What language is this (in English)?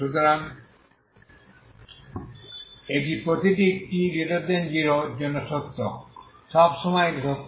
Bangla